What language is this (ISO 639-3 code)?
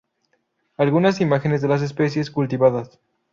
spa